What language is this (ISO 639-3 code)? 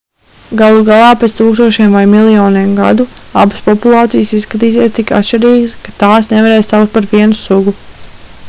lav